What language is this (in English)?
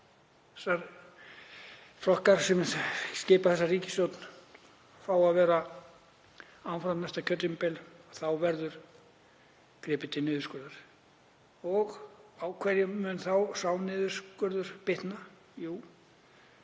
Icelandic